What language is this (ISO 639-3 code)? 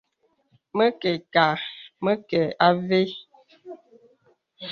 beb